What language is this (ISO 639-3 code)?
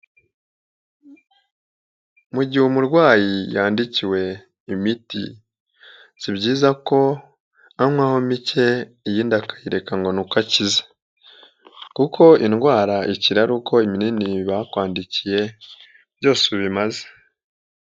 kin